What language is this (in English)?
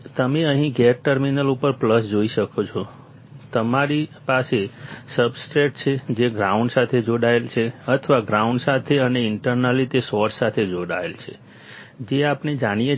Gujarati